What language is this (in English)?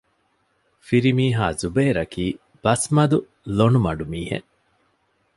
Divehi